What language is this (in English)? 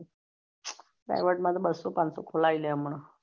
Gujarati